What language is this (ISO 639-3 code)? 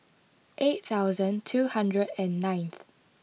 eng